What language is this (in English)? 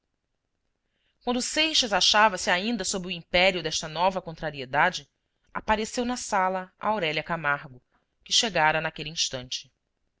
Portuguese